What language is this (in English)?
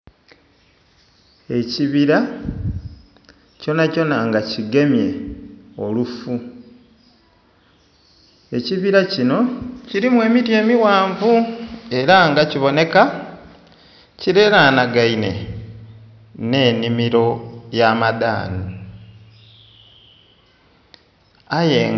Soga